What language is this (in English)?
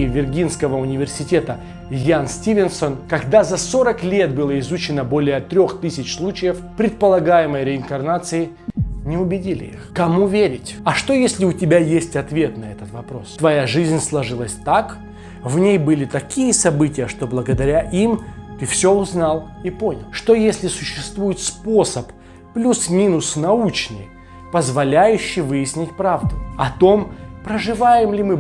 Russian